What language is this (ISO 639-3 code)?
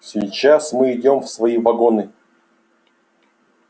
rus